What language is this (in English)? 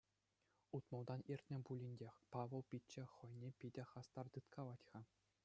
Chuvash